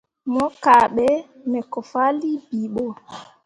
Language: Mundang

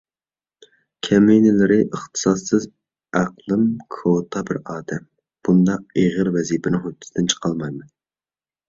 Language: Uyghur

